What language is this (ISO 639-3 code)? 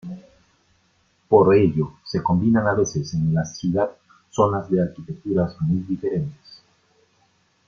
spa